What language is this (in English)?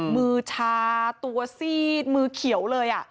Thai